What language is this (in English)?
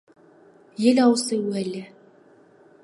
Kazakh